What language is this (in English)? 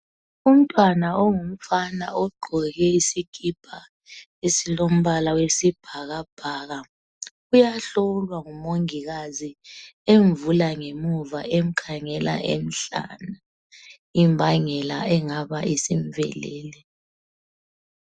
North Ndebele